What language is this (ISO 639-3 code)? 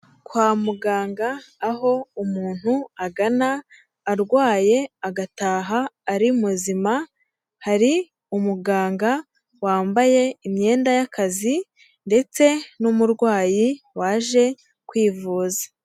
kin